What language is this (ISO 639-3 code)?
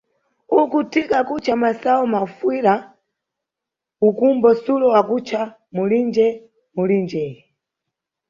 nyu